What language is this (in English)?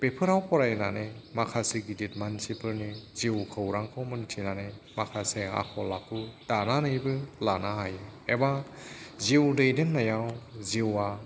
Bodo